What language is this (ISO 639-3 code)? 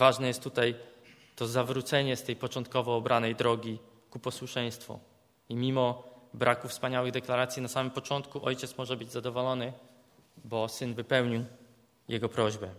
pol